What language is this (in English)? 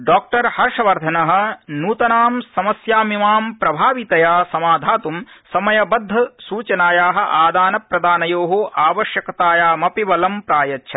Sanskrit